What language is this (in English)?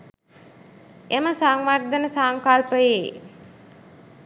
Sinhala